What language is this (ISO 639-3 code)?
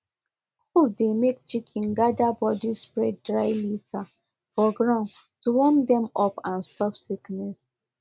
pcm